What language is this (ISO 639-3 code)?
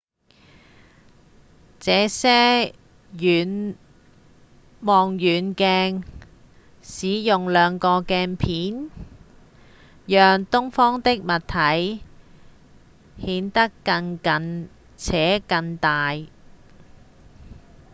yue